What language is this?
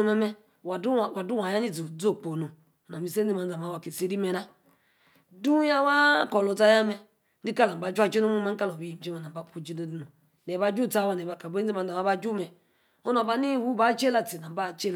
Yace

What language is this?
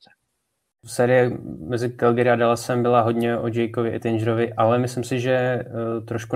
Czech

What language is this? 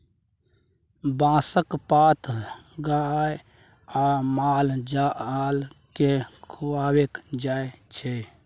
Maithili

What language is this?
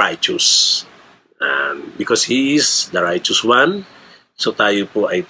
Filipino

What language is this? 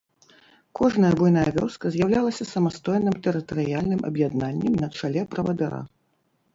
Belarusian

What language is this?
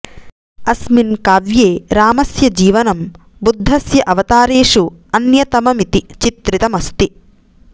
Sanskrit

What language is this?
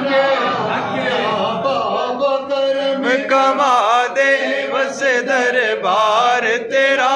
Romanian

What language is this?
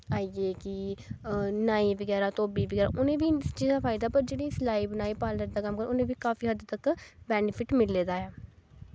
Dogri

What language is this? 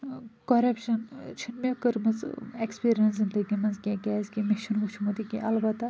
Kashmiri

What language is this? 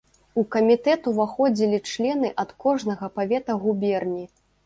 Belarusian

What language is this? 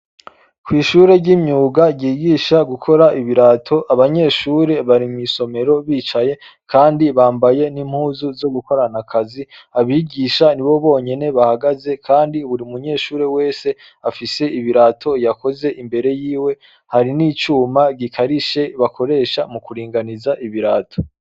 Rundi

